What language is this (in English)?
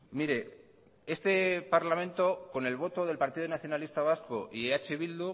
Spanish